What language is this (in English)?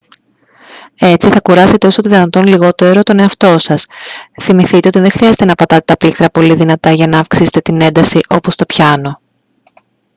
Greek